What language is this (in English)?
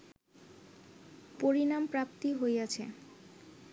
Bangla